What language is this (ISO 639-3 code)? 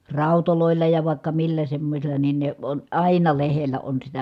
fin